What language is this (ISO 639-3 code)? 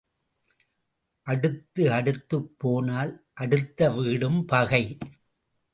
tam